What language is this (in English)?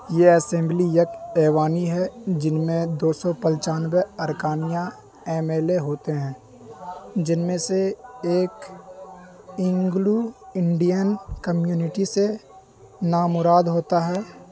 Urdu